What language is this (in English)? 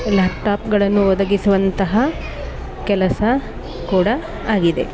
Kannada